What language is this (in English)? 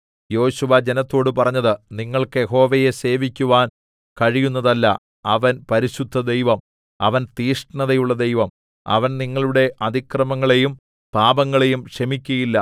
Malayalam